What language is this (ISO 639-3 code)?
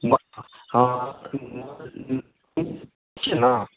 mai